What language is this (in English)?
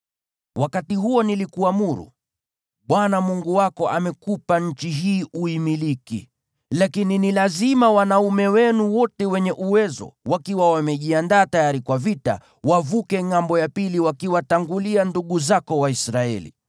Swahili